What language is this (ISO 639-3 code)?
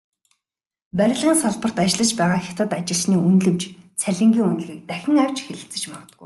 mon